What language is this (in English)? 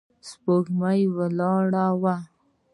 Pashto